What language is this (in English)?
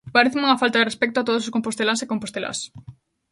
Galician